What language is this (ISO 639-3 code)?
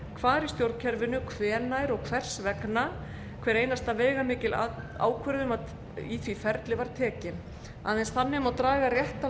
isl